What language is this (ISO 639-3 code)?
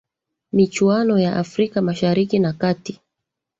swa